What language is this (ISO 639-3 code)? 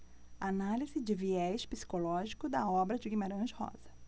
por